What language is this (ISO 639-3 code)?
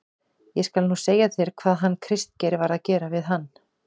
isl